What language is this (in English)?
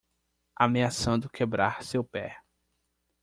Portuguese